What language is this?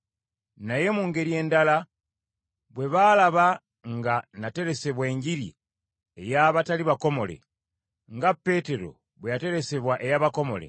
Ganda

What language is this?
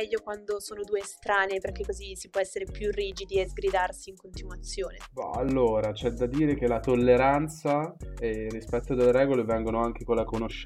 Italian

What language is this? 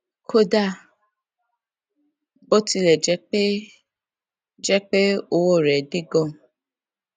Yoruba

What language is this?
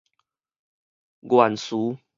Min Nan Chinese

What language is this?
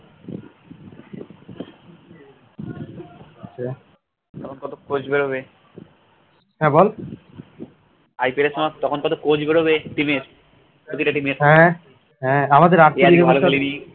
Bangla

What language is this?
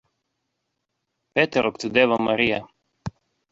Interlingua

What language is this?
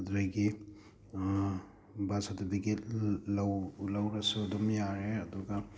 Manipuri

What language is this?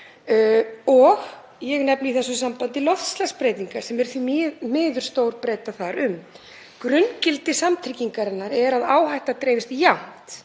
Icelandic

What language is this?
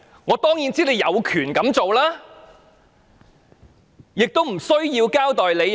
Cantonese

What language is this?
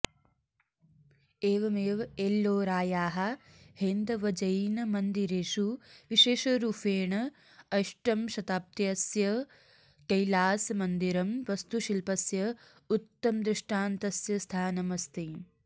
Sanskrit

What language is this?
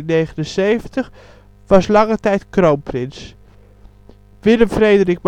Dutch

